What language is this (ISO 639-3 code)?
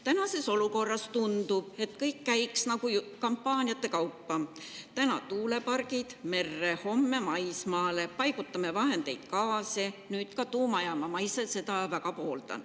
est